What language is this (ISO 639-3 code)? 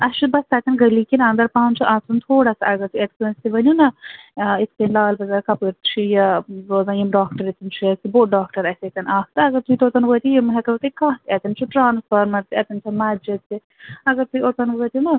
kas